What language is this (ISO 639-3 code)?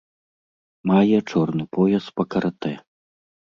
bel